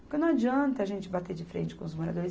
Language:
Portuguese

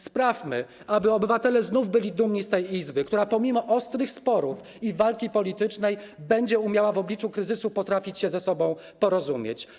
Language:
Polish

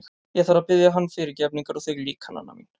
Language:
Icelandic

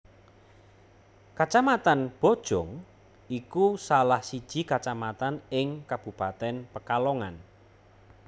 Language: Javanese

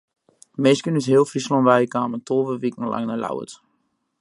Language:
Western Frisian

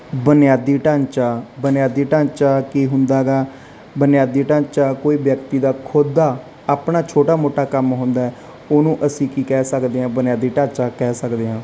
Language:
Punjabi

